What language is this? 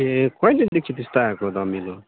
Nepali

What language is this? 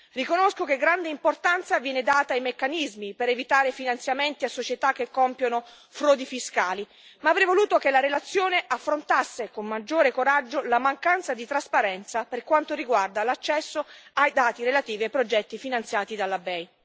Italian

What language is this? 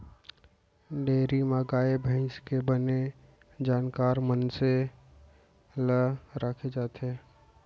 Chhattisgarhi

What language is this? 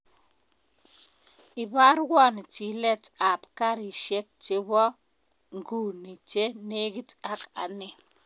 Kalenjin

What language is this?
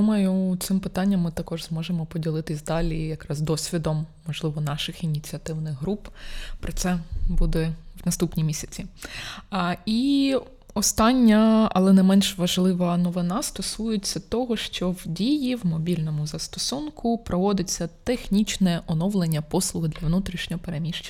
Ukrainian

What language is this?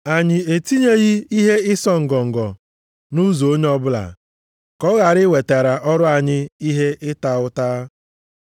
Igbo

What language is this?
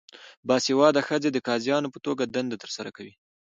Pashto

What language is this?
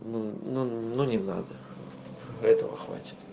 Russian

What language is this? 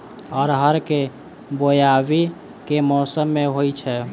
Maithili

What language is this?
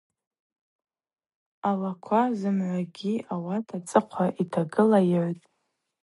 Abaza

